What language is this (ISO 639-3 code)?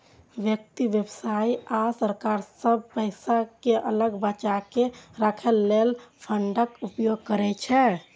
mai